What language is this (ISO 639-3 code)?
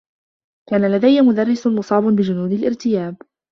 ara